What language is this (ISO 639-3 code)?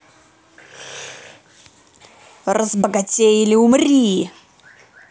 rus